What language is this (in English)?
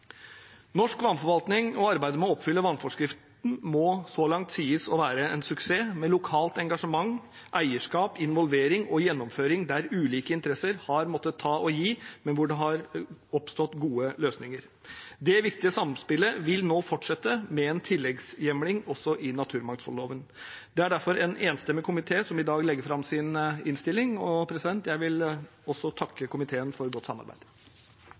Norwegian Bokmål